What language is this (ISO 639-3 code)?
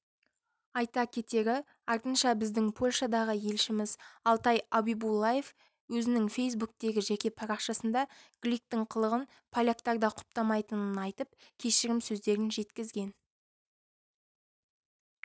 kaz